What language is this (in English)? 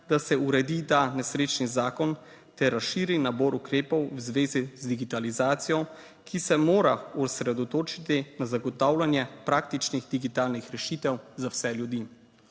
Slovenian